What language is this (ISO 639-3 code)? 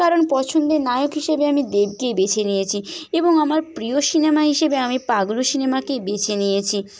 ben